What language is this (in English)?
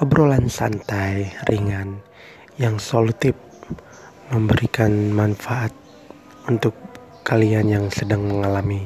Indonesian